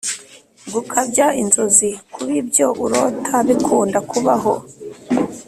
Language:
Kinyarwanda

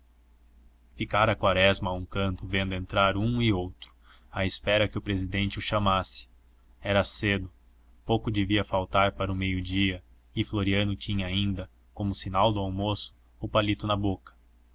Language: Portuguese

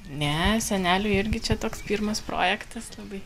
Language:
Lithuanian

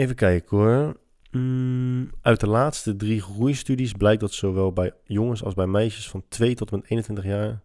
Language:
Dutch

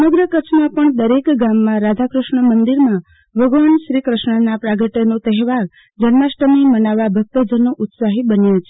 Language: Gujarati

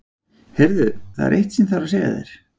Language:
Icelandic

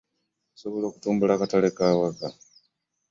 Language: Ganda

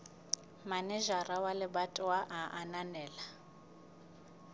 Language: Southern Sotho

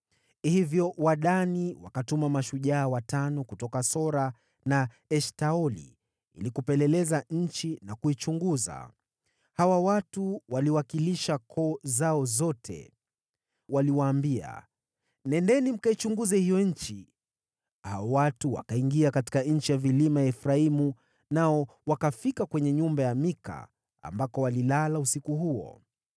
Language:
Swahili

